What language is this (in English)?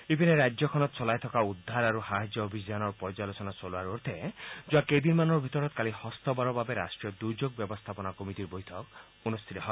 Assamese